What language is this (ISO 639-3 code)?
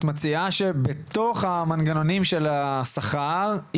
heb